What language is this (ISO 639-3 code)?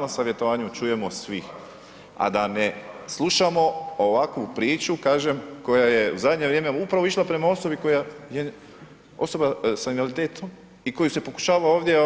hrv